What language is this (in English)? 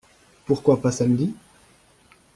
French